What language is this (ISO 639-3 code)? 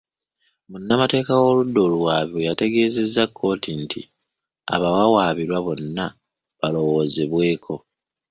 lug